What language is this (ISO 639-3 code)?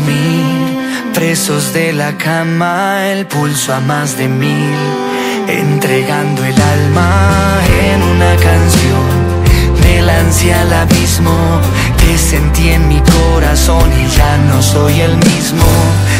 spa